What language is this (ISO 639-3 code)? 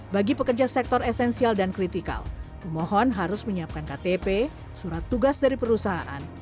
ind